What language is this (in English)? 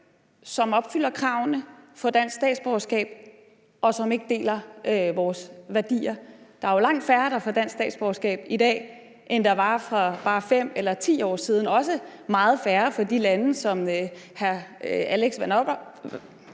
Danish